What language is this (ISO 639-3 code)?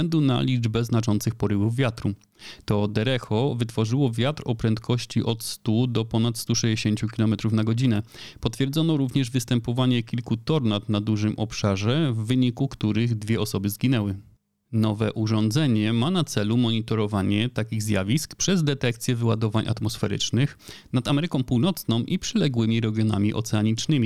pol